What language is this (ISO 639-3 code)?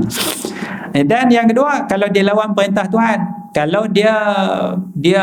msa